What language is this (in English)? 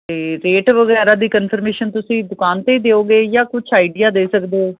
Punjabi